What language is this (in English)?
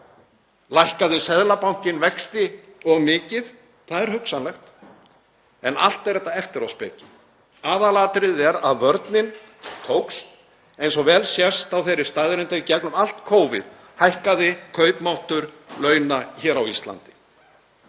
Icelandic